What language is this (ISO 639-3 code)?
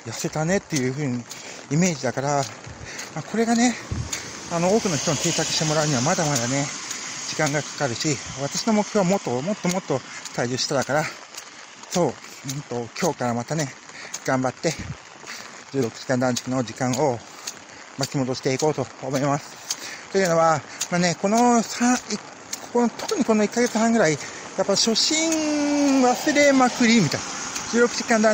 jpn